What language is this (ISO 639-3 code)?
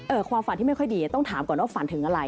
tha